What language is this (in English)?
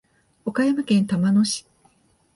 Japanese